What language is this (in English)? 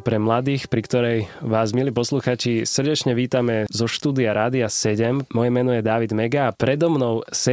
Slovak